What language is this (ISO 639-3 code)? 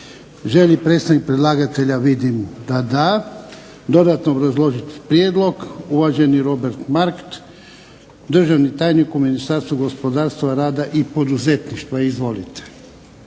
hrv